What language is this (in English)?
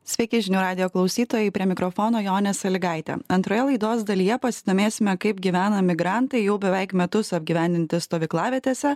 Lithuanian